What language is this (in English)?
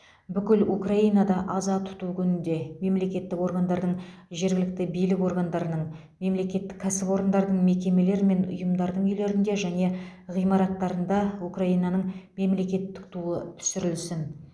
Kazakh